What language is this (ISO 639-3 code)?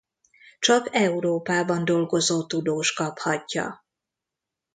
hun